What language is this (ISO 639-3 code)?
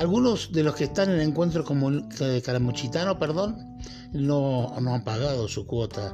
spa